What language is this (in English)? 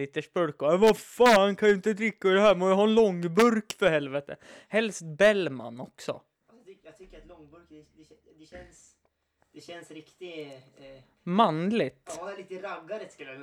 Swedish